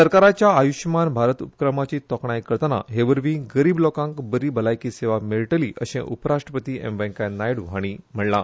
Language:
Konkani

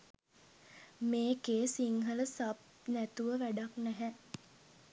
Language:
Sinhala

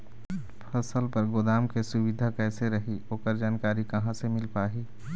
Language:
Chhattisgarhi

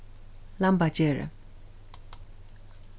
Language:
Faroese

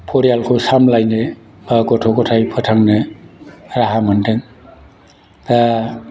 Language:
Bodo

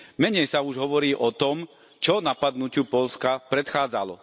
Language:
Slovak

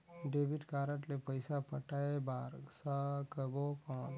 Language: Chhattisgarhi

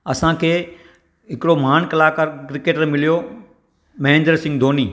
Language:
Sindhi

